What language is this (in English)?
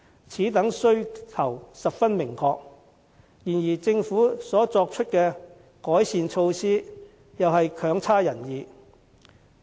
Cantonese